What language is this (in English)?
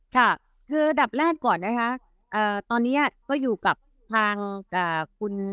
Thai